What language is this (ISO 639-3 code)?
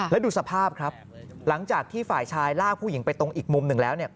tha